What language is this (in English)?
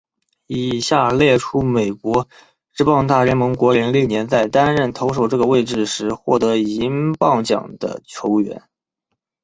Chinese